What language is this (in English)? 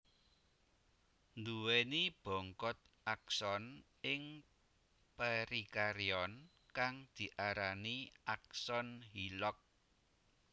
Javanese